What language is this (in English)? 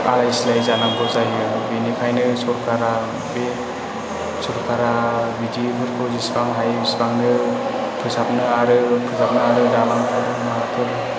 Bodo